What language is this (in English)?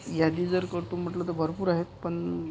Marathi